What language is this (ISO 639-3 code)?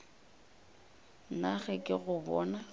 nso